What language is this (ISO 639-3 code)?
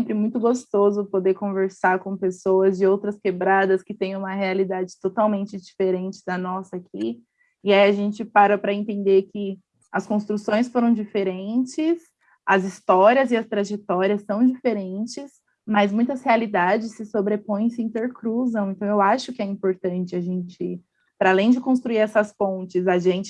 por